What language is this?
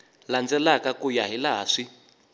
Tsonga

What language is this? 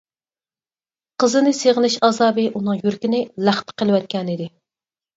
Uyghur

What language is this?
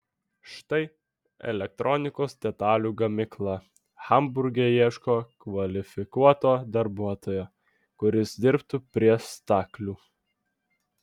Lithuanian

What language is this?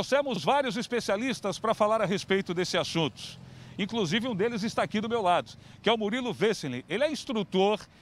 Portuguese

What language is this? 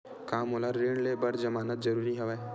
Chhattisgarhi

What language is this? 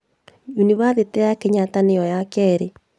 Kikuyu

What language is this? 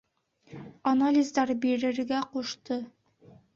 Bashkir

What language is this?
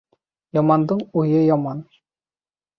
Bashkir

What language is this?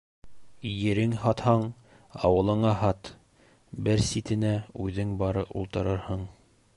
Bashkir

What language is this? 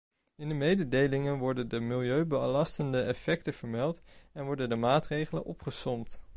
Dutch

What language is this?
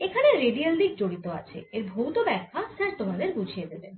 Bangla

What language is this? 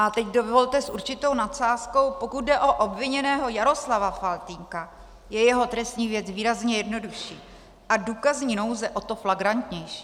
Czech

